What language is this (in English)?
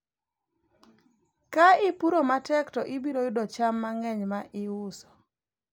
Luo (Kenya and Tanzania)